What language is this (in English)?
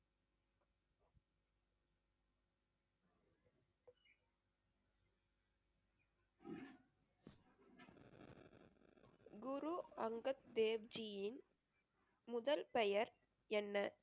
Tamil